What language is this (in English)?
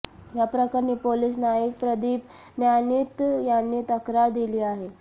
Marathi